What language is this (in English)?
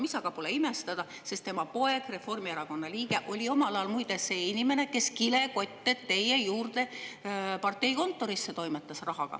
Estonian